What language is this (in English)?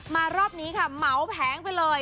Thai